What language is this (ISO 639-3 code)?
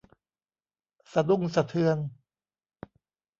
tha